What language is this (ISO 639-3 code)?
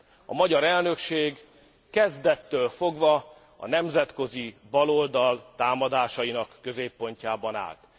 hun